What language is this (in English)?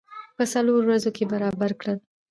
Pashto